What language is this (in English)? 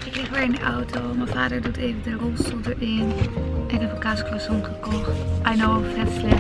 Dutch